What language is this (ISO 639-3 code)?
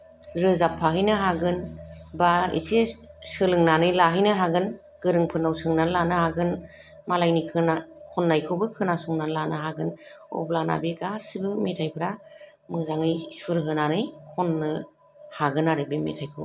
brx